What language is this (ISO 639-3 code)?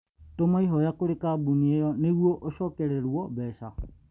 kik